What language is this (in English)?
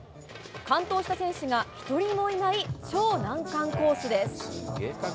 Japanese